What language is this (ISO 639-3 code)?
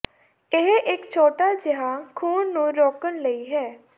pan